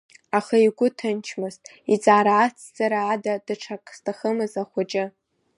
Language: Abkhazian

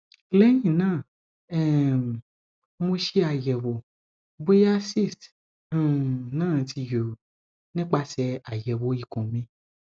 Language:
Yoruba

